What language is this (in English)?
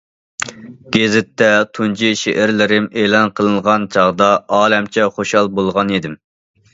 Uyghur